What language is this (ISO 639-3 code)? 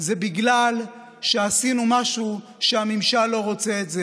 heb